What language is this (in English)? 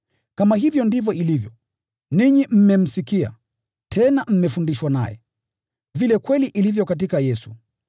Swahili